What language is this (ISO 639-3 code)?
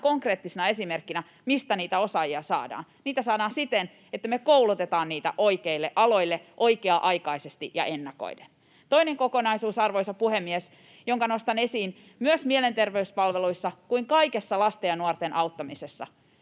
fin